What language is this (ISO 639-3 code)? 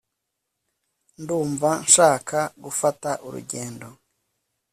kin